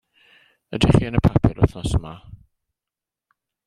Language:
Welsh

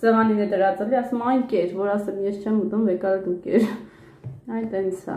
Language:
Romanian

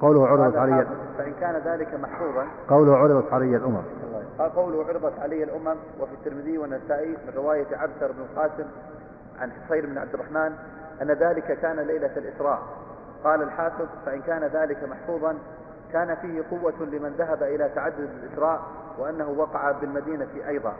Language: Arabic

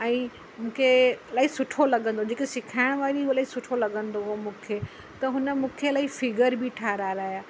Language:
Sindhi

